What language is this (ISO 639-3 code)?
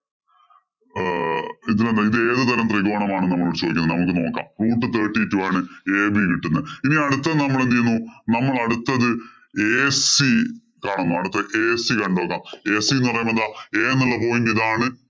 mal